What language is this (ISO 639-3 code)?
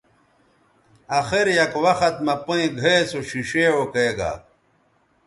btv